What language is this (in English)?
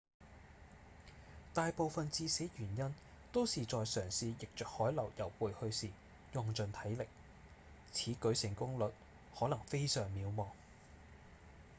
Cantonese